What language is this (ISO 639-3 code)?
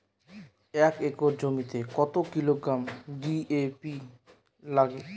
ben